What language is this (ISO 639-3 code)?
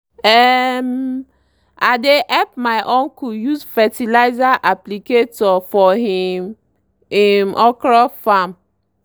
pcm